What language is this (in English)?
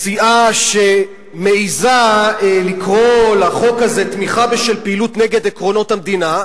Hebrew